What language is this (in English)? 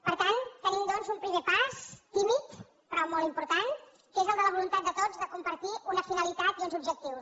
Catalan